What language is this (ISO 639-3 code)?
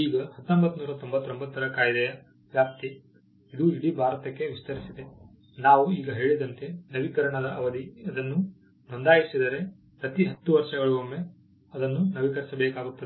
kan